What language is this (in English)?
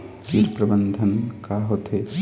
Chhattisgarhi